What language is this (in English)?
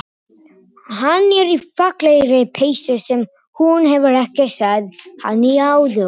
Icelandic